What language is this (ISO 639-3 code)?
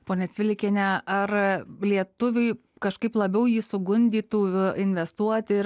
lit